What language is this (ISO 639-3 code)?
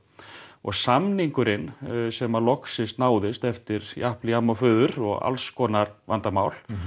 isl